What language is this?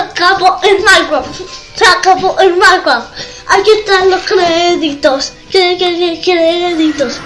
Spanish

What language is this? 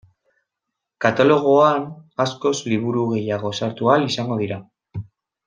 Basque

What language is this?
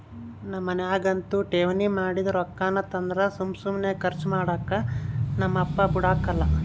Kannada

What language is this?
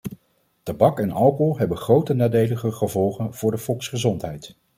Dutch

